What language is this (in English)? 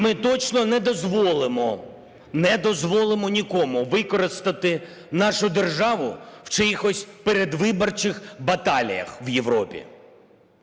Ukrainian